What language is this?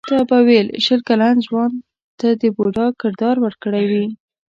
Pashto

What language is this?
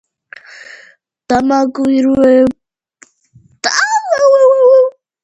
Georgian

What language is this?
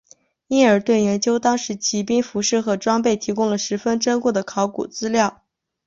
Chinese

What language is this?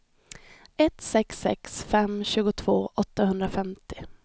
Swedish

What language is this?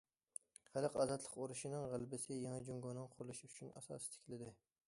Uyghur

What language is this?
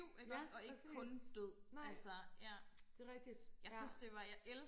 Danish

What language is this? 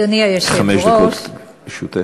Hebrew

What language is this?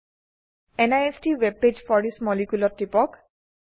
Assamese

